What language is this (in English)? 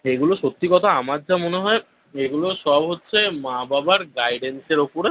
Bangla